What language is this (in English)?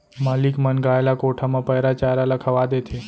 Chhattisgarhi